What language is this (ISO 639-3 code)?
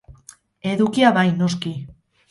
eus